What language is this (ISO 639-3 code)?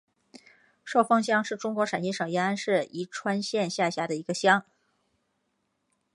zho